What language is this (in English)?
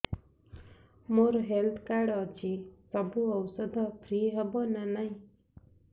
Odia